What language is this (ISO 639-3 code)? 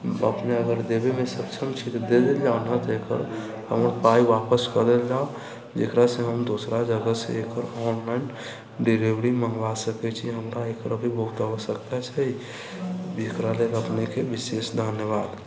mai